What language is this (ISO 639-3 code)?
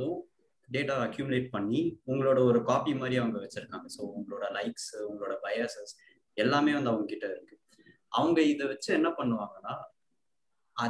tam